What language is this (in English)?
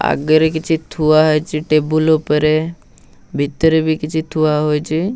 Odia